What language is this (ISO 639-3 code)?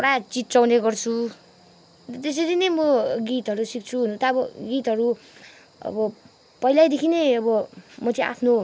nep